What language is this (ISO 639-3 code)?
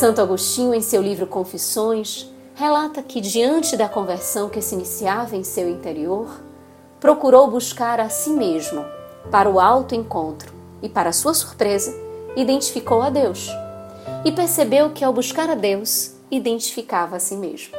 por